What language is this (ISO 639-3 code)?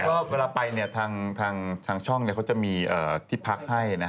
tha